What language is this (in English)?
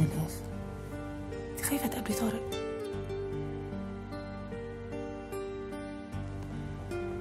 Arabic